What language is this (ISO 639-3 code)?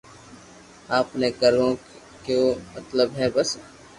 lrk